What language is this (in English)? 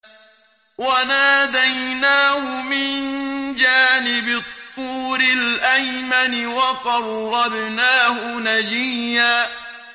Arabic